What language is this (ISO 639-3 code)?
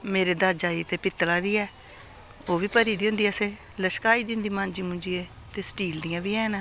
doi